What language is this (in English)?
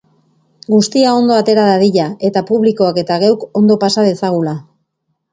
Basque